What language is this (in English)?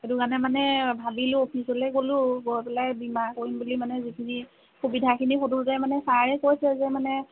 Assamese